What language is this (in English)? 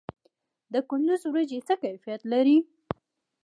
Pashto